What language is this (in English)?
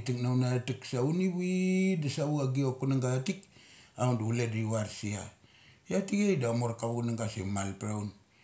Mali